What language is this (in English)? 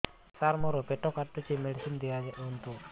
Odia